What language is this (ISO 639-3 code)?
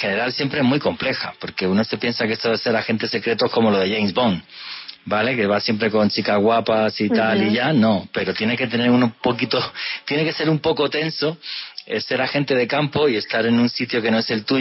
spa